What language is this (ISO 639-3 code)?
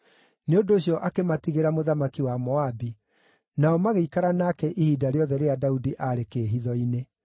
kik